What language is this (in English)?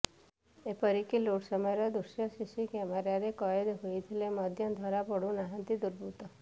Odia